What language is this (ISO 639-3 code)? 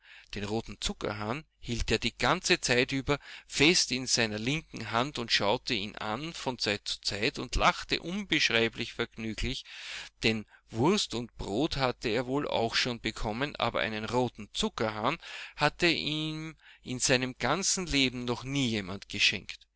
deu